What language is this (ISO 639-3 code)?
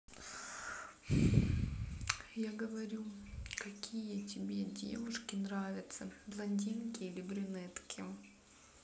rus